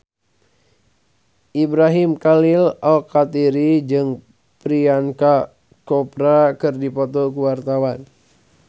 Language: Sundanese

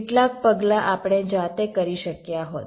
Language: Gujarati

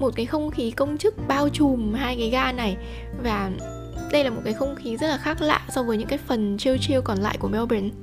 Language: Vietnamese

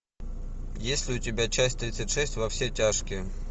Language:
Russian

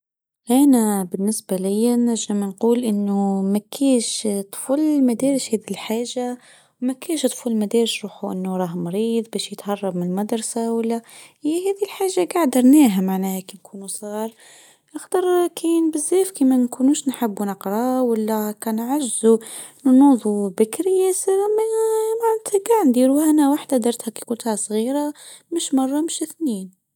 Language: Tunisian Arabic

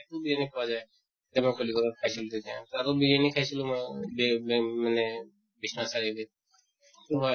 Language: Assamese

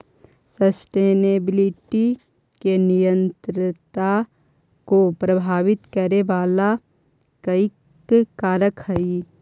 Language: Magahi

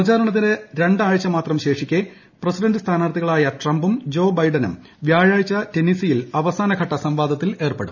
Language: Malayalam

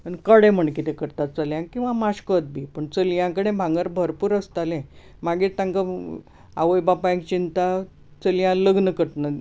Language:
Konkani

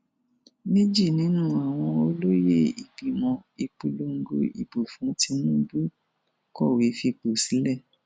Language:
Yoruba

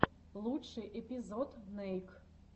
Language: Russian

